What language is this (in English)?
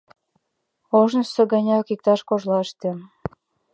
Mari